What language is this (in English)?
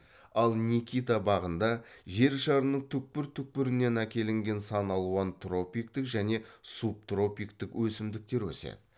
Kazakh